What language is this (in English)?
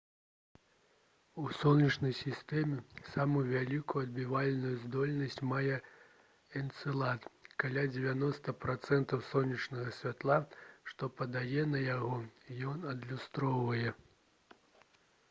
Belarusian